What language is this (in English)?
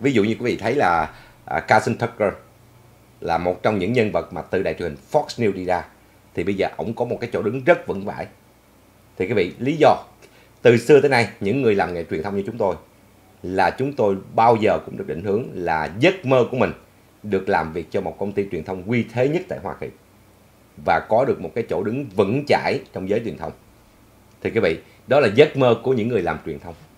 Vietnamese